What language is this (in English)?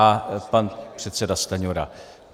Czech